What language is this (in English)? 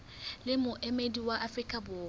Southern Sotho